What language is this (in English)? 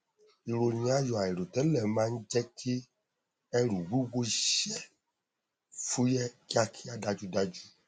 Yoruba